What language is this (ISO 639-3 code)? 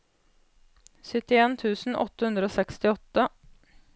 nor